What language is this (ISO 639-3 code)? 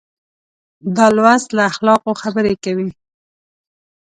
pus